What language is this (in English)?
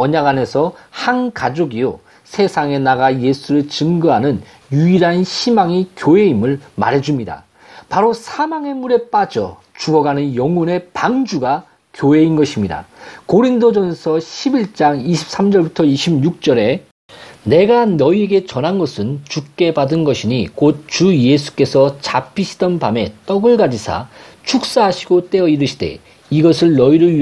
Korean